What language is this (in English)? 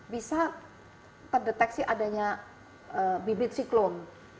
Indonesian